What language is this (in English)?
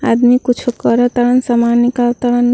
Bhojpuri